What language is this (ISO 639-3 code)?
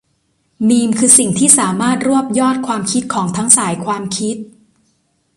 tha